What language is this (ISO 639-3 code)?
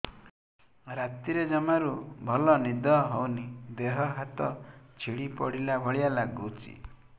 ori